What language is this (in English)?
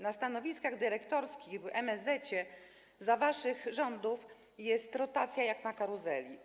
Polish